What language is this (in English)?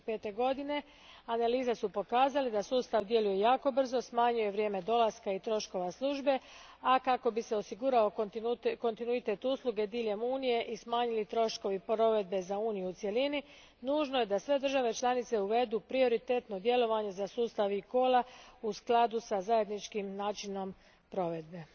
Croatian